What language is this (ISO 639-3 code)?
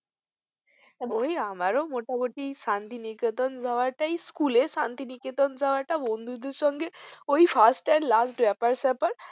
ben